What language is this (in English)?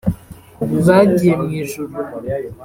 Kinyarwanda